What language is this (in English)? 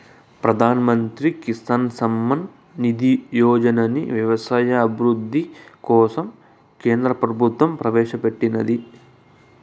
Telugu